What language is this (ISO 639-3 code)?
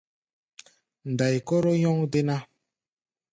gba